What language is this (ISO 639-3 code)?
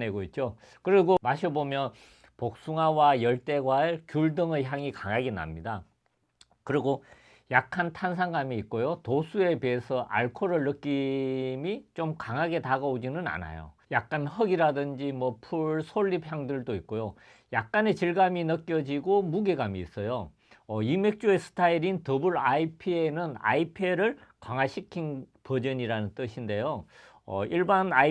kor